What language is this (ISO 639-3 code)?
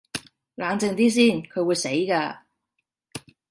yue